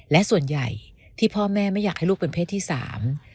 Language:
Thai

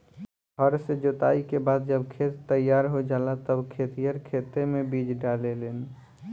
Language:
Bhojpuri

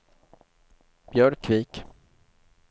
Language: Swedish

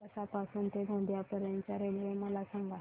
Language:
Marathi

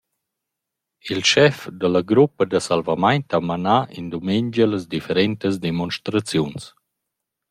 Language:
Romansh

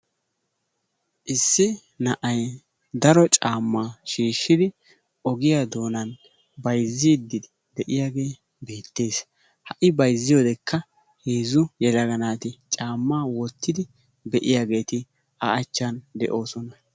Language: Wolaytta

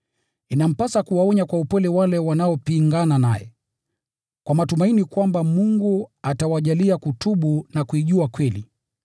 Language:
Swahili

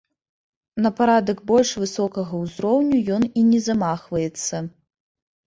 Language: Belarusian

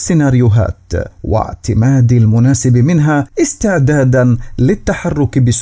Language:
Arabic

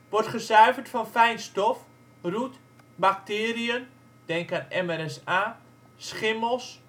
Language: Dutch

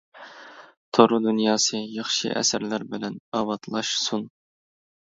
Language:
Uyghur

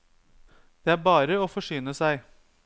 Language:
Norwegian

